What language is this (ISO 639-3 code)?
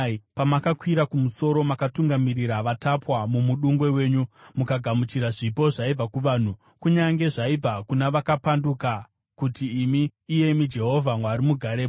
sna